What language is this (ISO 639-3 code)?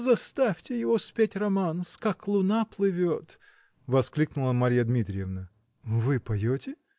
rus